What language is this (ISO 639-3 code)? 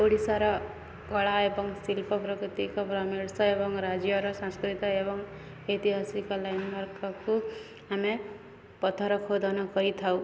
ori